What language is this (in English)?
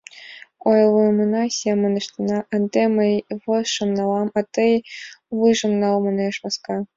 Mari